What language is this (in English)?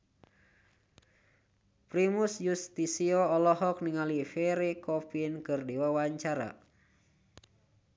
Sundanese